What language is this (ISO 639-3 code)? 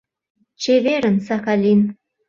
chm